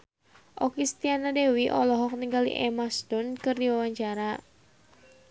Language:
Sundanese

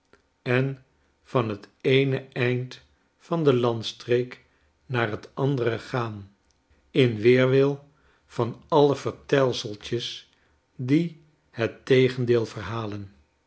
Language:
Dutch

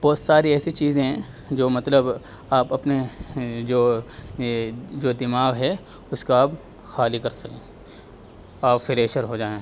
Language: Urdu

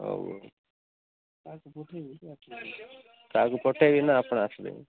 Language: Odia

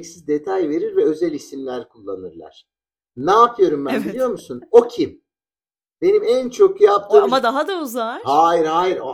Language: Turkish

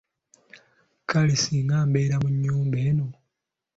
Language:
Ganda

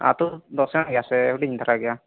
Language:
Santali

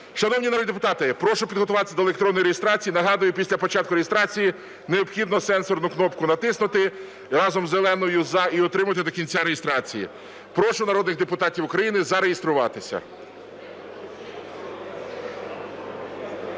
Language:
Ukrainian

